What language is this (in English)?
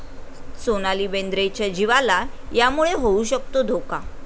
Marathi